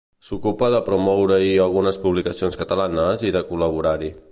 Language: Catalan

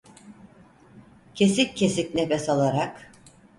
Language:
Turkish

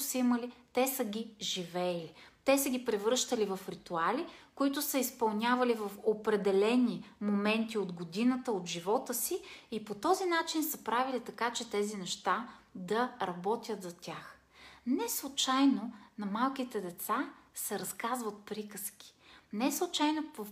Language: Bulgarian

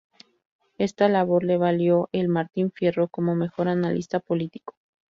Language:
Spanish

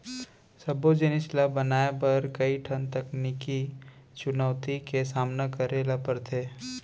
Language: Chhattisgarhi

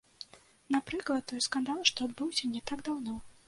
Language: Belarusian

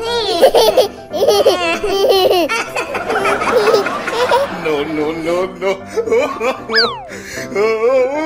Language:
Vietnamese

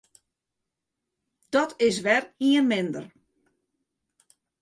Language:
Western Frisian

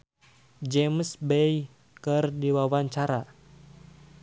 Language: Sundanese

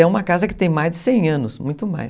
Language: Portuguese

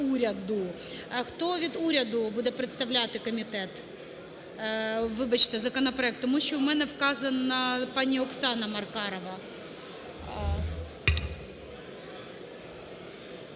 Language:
Ukrainian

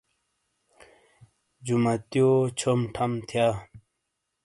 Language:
Shina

